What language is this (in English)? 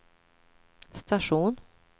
Swedish